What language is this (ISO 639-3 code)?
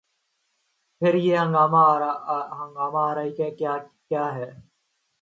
urd